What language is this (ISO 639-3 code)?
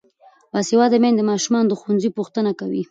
pus